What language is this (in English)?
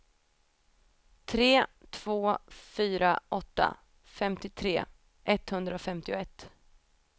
Swedish